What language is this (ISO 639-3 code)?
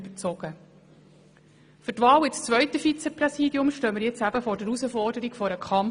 gsw